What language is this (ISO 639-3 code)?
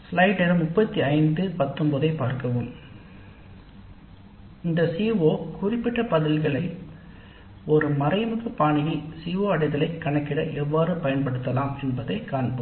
tam